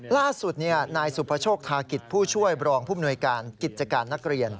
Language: Thai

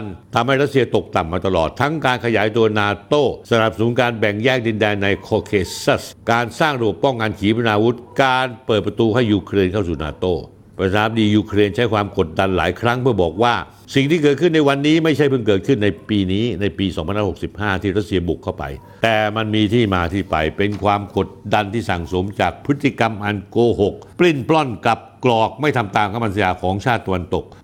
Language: Thai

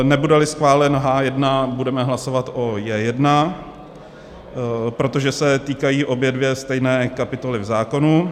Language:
Czech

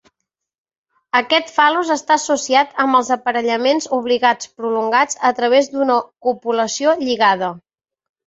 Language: Catalan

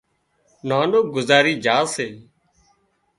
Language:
Wadiyara Koli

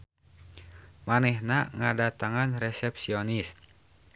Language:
Sundanese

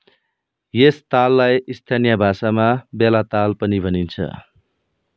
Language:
Nepali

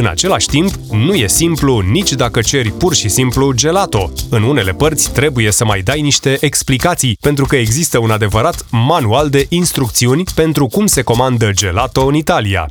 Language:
Romanian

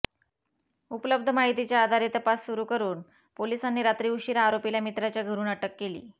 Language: Marathi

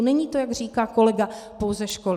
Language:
Czech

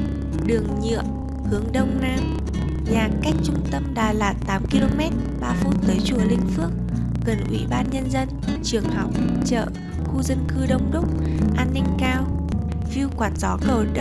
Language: Vietnamese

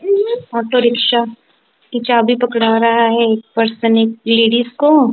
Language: Hindi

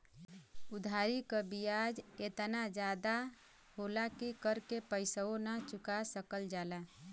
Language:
Bhojpuri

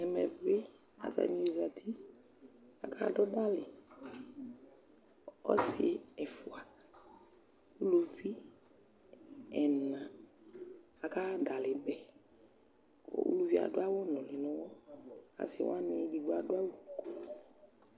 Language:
Ikposo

